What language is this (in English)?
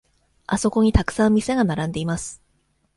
Japanese